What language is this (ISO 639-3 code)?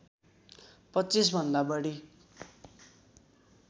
nep